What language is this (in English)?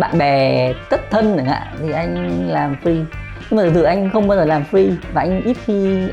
Vietnamese